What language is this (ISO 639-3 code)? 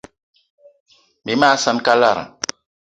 eto